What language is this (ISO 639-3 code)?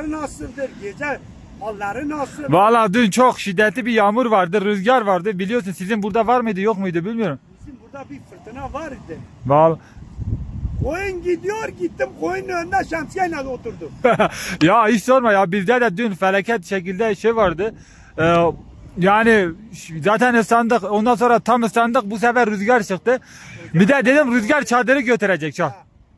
tur